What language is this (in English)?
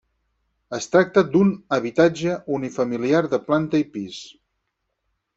Catalan